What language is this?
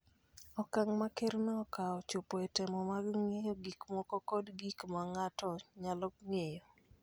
Luo (Kenya and Tanzania)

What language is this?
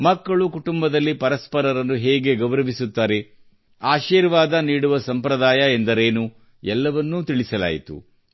Kannada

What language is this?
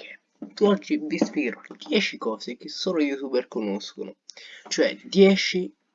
Italian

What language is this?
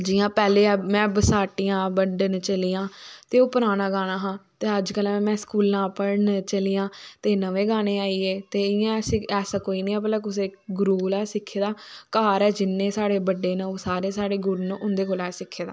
Dogri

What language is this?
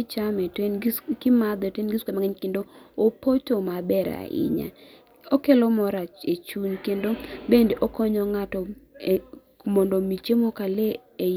Luo (Kenya and Tanzania)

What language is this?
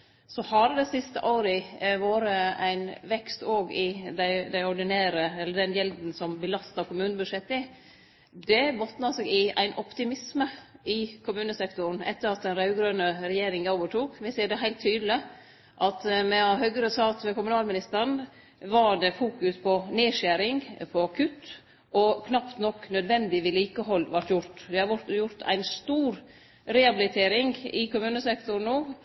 Norwegian Nynorsk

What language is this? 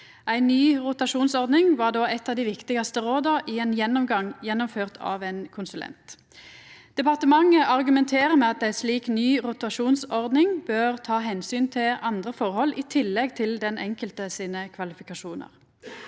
Norwegian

